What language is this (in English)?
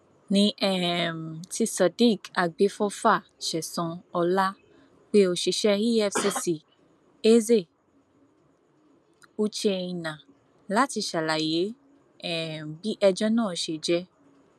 Yoruba